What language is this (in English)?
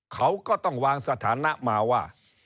Thai